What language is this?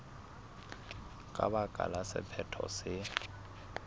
Southern Sotho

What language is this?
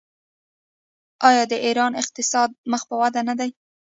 Pashto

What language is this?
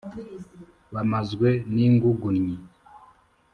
Kinyarwanda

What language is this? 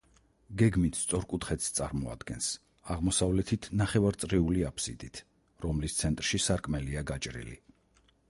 Georgian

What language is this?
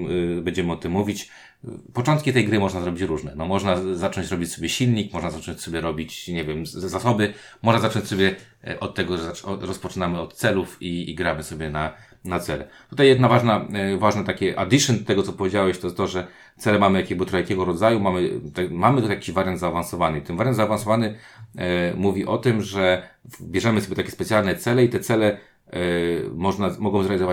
Polish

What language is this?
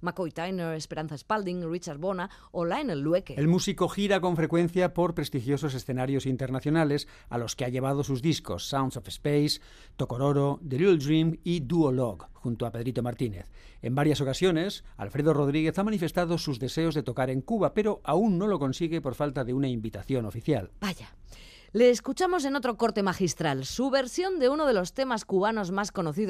Spanish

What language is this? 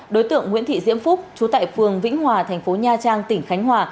Vietnamese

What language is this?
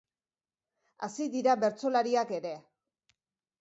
Basque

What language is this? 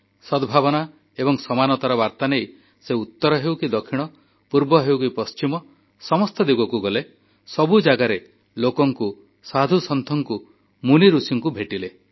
Odia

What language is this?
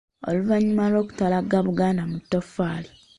Ganda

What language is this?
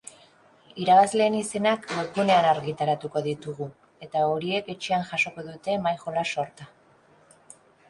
Basque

